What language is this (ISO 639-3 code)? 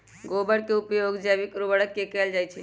mag